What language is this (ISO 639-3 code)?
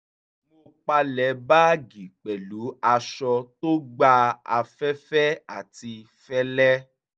yor